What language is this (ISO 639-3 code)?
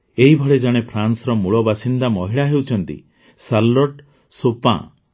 ori